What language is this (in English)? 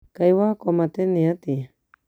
Kikuyu